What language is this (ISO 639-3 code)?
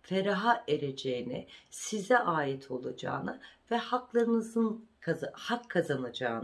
tur